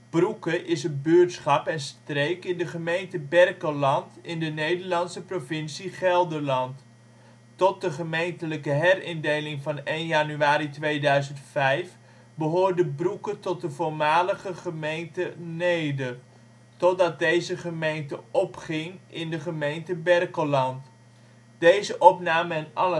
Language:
Dutch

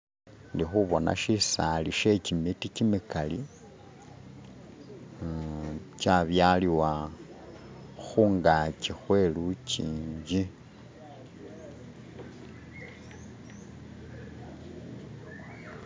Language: Masaaba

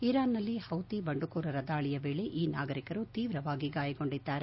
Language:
Kannada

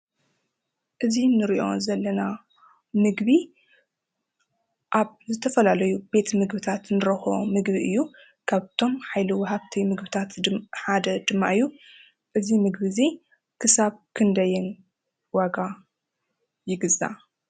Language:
Tigrinya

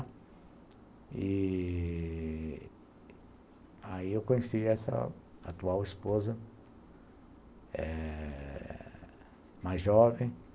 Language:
Portuguese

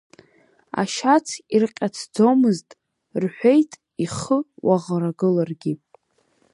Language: Abkhazian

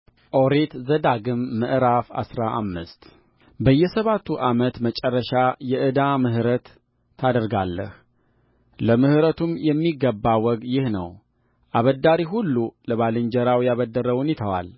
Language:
Amharic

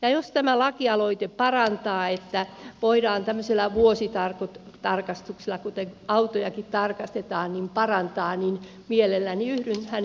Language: Finnish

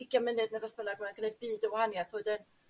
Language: Welsh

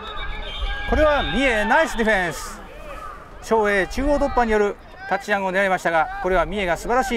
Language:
Japanese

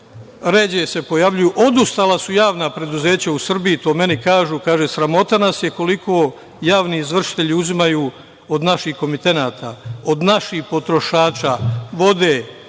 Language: Serbian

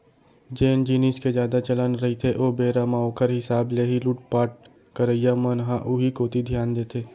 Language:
Chhattisgarhi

